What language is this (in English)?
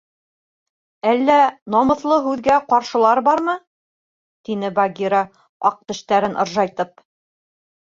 Bashkir